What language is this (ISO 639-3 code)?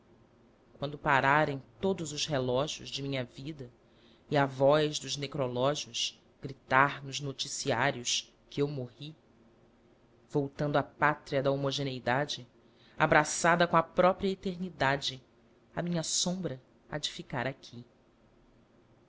por